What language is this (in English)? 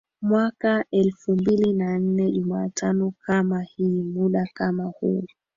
Swahili